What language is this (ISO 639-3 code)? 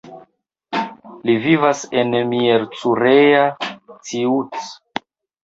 epo